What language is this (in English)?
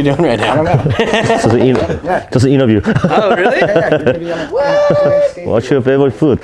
Korean